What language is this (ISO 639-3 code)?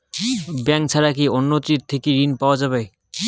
ben